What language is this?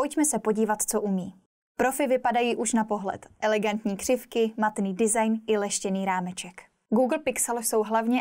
Czech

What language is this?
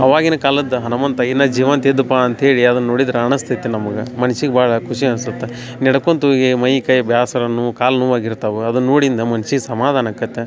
Kannada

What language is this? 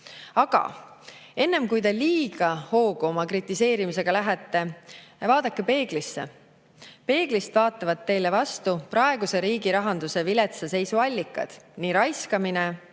Estonian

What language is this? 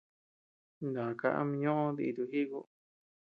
Tepeuxila Cuicatec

